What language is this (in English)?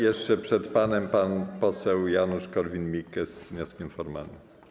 Polish